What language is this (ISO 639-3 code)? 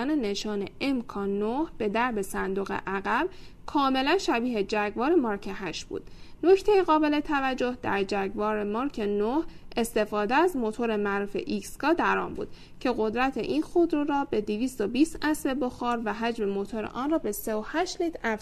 fas